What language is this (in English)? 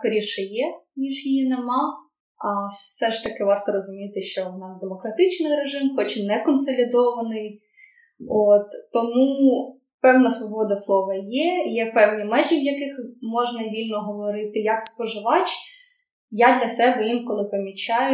Ukrainian